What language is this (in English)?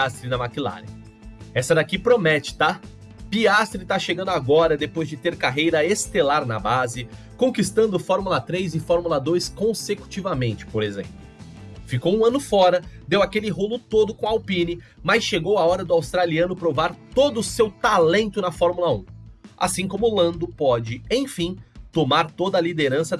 Portuguese